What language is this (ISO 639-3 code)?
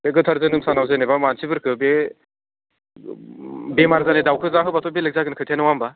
brx